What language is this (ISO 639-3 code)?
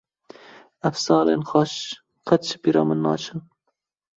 kur